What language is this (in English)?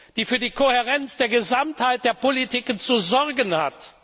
German